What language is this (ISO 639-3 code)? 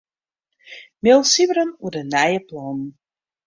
fry